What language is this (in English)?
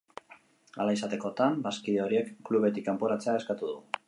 Basque